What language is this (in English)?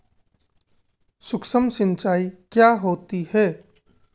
Hindi